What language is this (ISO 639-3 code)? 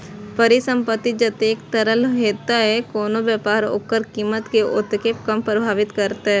mai